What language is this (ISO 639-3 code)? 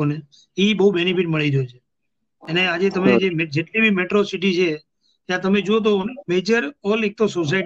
guj